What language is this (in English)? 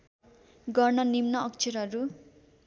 Nepali